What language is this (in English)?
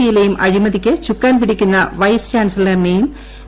Malayalam